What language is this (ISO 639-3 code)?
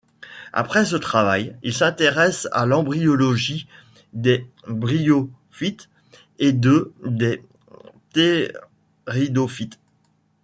fra